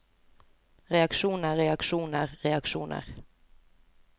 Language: Norwegian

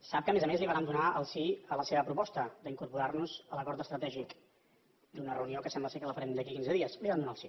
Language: Catalan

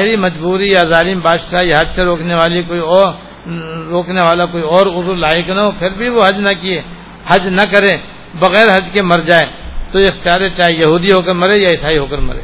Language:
Urdu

